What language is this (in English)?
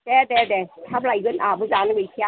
Bodo